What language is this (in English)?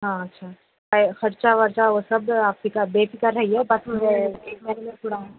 Urdu